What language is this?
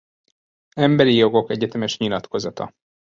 Hungarian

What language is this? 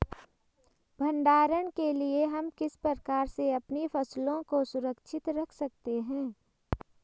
Hindi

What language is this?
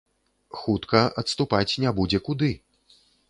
Belarusian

